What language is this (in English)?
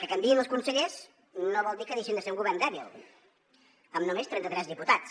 Catalan